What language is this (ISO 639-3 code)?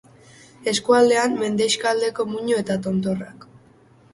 eus